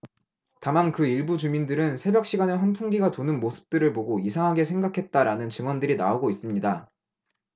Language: Korean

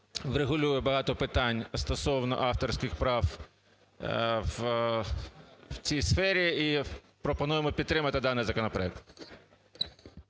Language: Ukrainian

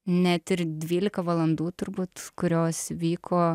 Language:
Lithuanian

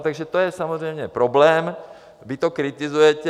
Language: Czech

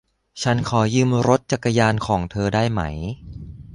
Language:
Thai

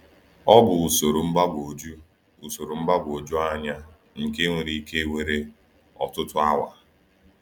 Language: Igbo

